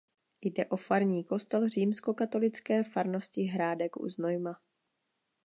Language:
Czech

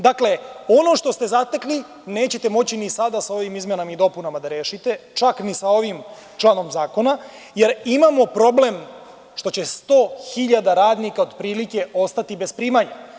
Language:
Serbian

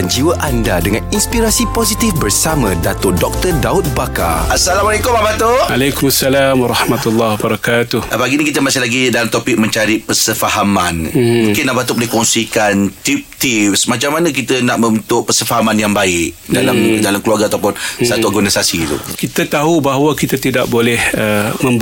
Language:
Malay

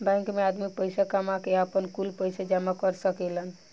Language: Bhojpuri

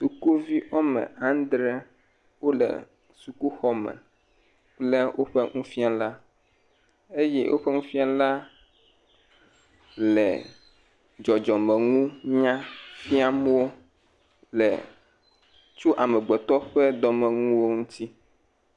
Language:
Ewe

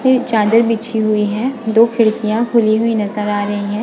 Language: Hindi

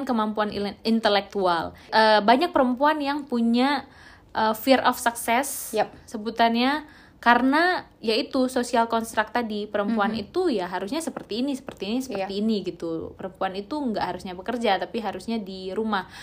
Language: Indonesian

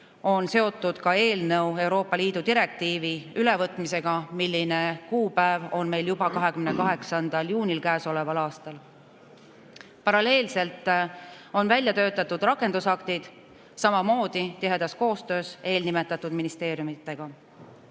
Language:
Estonian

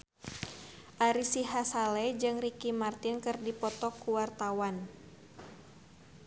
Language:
Sundanese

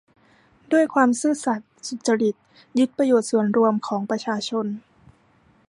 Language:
Thai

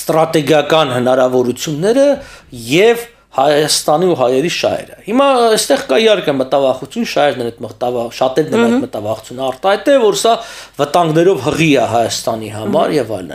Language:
Romanian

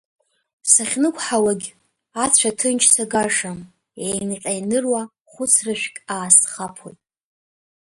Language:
Abkhazian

